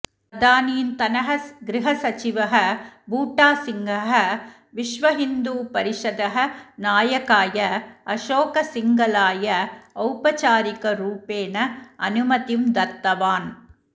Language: Sanskrit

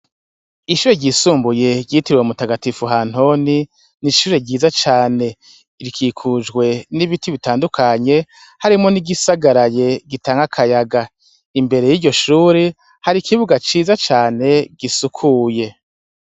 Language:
Rundi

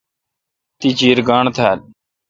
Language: Kalkoti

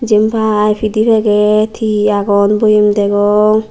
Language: Chakma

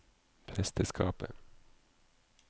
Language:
Norwegian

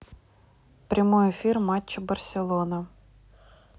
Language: Russian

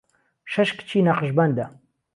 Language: Central Kurdish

